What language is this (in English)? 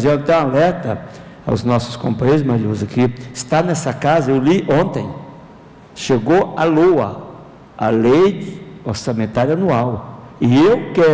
Portuguese